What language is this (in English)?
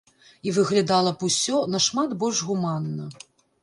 Belarusian